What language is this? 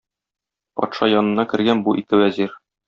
Tatar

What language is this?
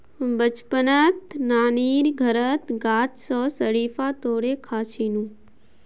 Magahi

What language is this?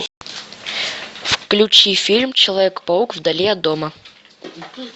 Russian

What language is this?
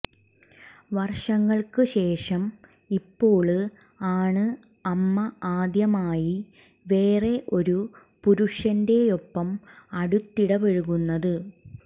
Malayalam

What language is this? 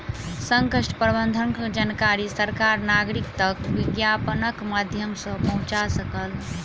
Maithili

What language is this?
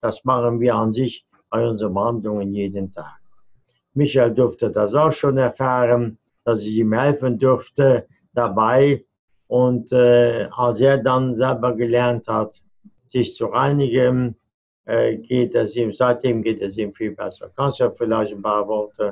German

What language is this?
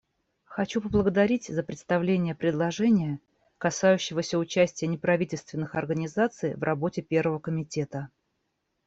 Russian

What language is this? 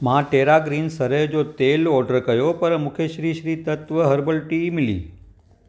Sindhi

